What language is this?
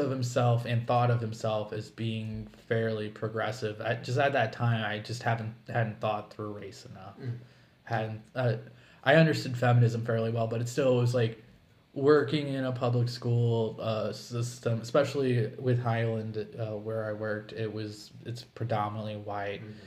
English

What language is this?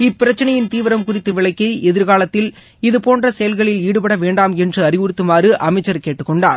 Tamil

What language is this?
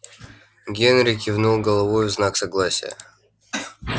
Russian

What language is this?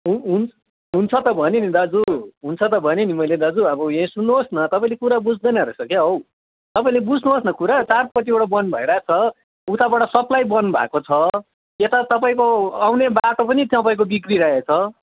Nepali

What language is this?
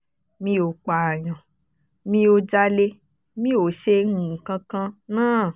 Yoruba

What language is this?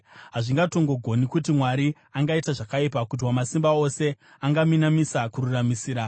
Shona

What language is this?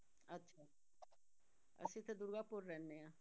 Punjabi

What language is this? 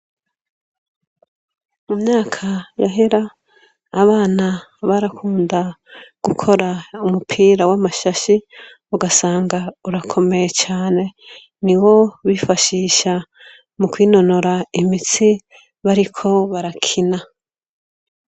Rundi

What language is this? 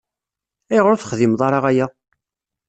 Kabyle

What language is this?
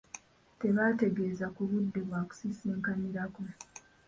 Ganda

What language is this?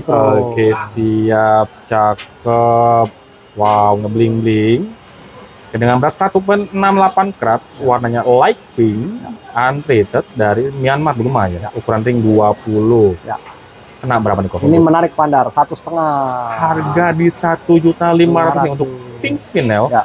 Indonesian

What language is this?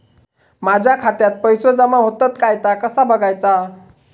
Marathi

